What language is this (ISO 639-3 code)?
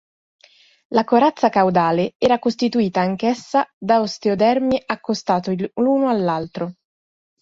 ita